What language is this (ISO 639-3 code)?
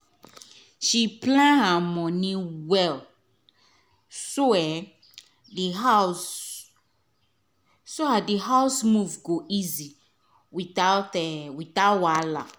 pcm